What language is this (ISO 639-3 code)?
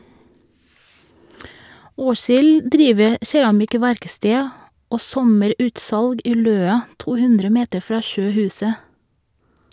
nor